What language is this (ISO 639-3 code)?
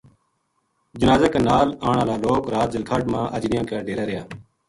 gju